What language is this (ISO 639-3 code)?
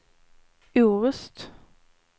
swe